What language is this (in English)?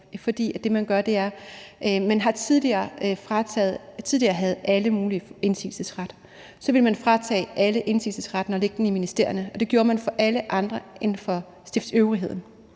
Danish